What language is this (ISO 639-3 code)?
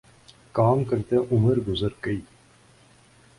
urd